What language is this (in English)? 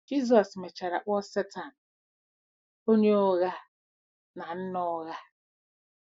Igbo